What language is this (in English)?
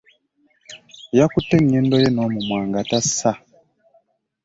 Ganda